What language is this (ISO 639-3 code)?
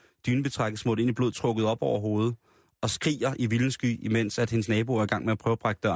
dan